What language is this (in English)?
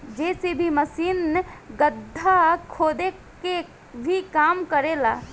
Bhojpuri